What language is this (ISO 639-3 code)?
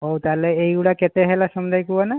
ori